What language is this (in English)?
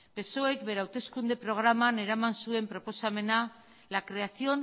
Basque